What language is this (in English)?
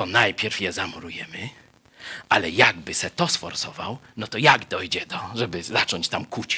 Polish